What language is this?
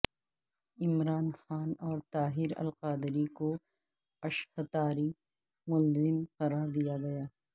Urdu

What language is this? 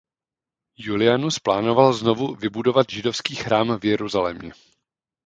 Czech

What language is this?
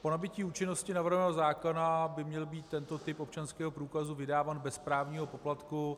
Czech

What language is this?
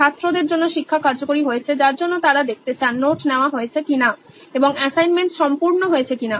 Bangla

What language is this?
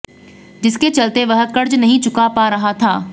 Hindi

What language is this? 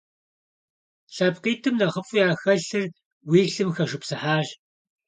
Kabardian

